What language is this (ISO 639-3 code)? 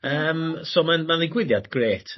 cym